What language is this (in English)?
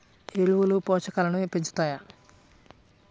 Telugu